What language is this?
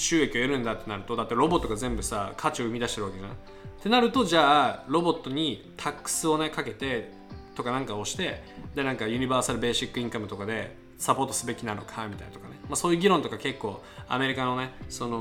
Japanese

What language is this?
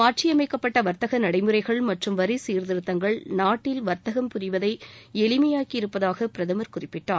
Tamil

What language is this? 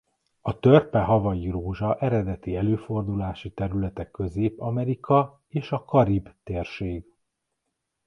Hungarian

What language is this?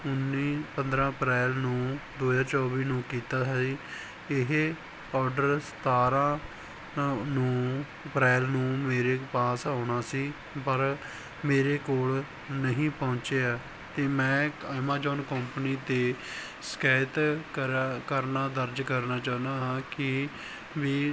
Punjabi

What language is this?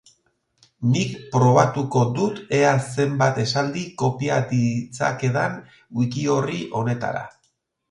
Basque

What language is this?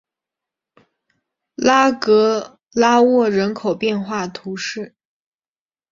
Chinese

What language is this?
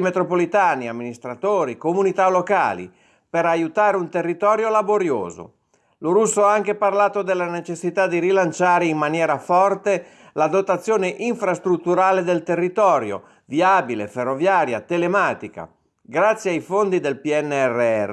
Italian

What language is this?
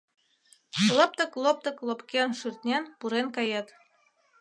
Mari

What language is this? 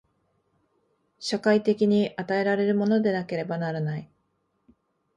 Japanese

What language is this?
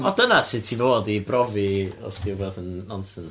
Welsh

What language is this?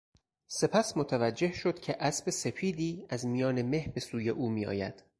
Persian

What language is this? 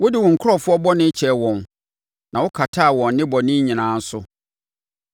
Akan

